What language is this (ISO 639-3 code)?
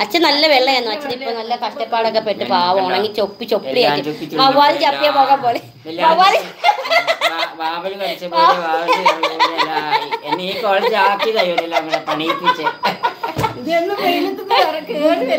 mal